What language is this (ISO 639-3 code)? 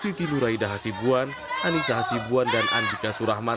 ind